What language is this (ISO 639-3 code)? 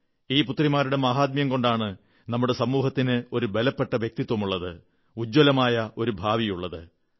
mal